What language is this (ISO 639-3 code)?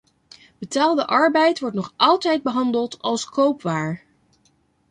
nld